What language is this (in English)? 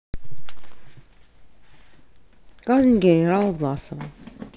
Russian